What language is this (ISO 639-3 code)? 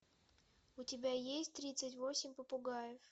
rus